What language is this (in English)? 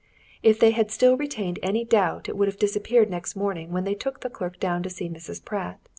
English